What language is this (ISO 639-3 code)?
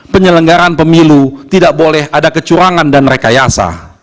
ind